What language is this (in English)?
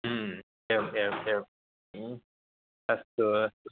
Sanskrit